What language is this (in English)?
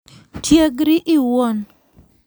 Luo (Kenya and Tanzania)